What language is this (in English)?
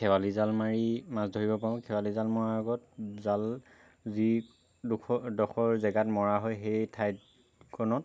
Assamese